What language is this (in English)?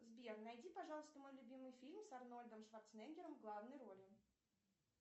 Russian